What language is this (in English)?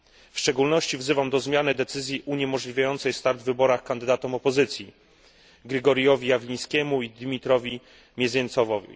Polish